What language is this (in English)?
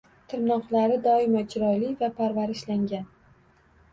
Uzbek